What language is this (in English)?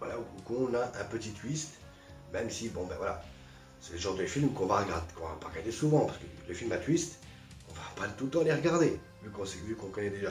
French